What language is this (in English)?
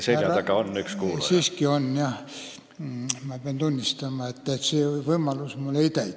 Estonian